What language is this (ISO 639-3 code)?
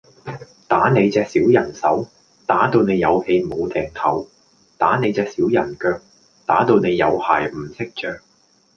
yue